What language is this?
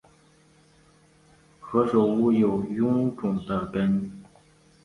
Chinese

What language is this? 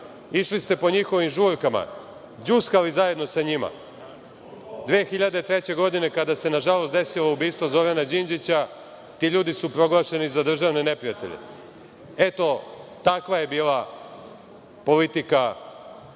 Serbian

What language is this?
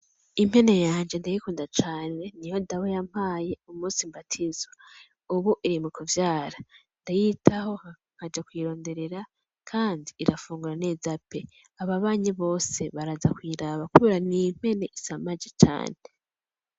Rundi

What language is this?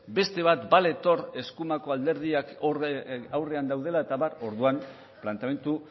Basque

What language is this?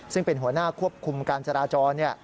Thai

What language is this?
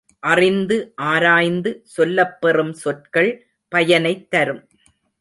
Tamil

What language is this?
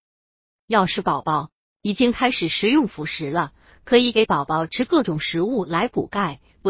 Chinese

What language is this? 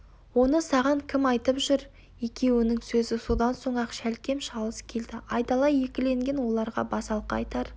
Kazakh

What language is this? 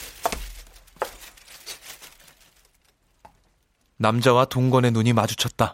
Korean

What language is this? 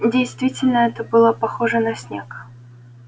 Russian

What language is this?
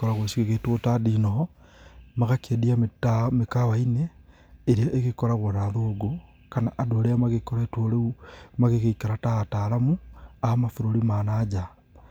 Kikuyu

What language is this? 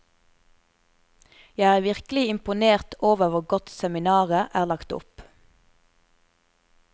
Norwegian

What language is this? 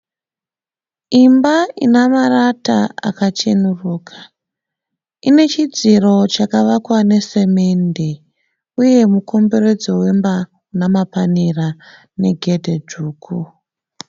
Shona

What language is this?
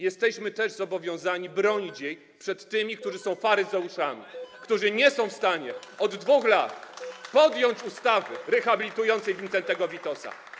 Polish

